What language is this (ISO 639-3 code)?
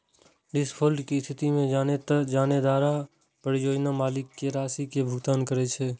mai